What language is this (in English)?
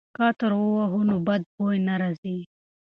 Pashto